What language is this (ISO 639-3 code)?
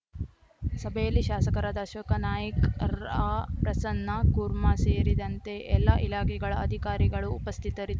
kan